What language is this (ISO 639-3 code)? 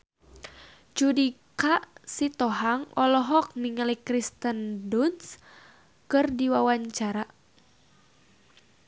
sun